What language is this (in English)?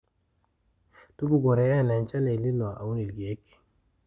Masai